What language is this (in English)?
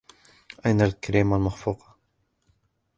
Arabic